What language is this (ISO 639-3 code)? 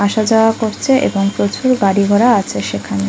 ben